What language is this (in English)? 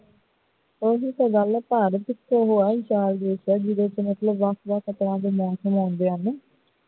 Punjabi